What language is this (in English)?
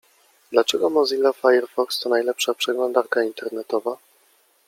Polish